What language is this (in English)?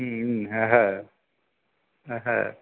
Bangla